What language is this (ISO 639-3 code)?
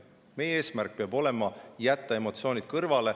est